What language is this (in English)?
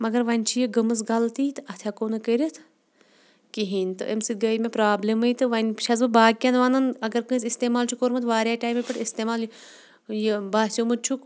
Kashmiri